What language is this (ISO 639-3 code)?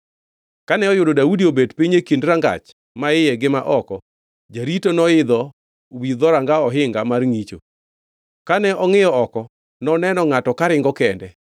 luo